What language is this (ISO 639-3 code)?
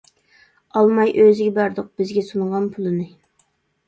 uig